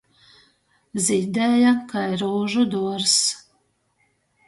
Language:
Latgalian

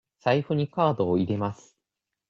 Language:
Japanese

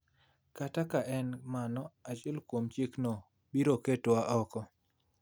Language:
Luo (Kenya and Tanzania)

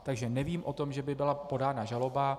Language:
Czech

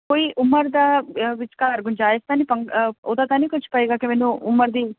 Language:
Punjabi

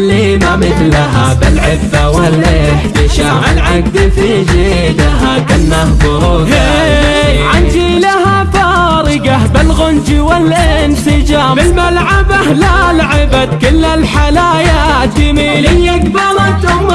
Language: Arabic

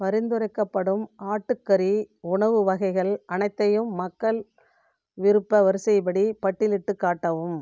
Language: Tamil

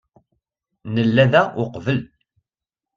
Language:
Kabyle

